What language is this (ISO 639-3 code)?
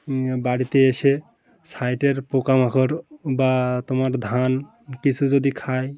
ben